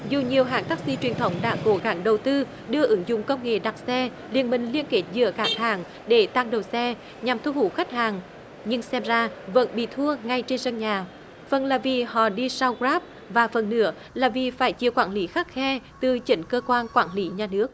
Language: Vietnamese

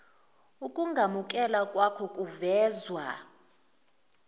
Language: Zulu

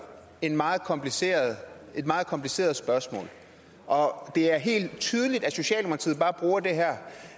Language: Danish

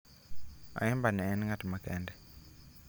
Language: Luo (Kenya and Tanzania)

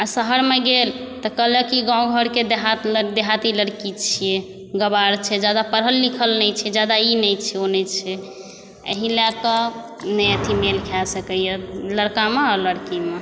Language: Maithili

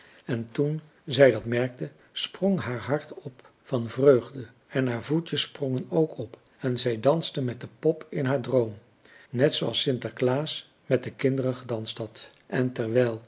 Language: Dutch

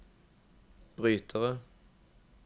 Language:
Norwegian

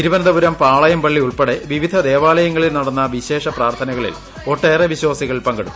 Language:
Malayalam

